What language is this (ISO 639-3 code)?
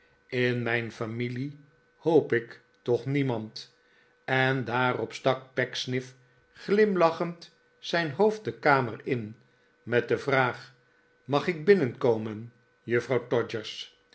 nld